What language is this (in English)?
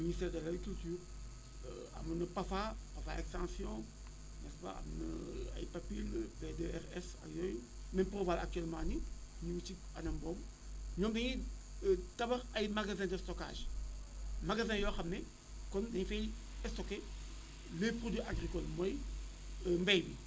Wolof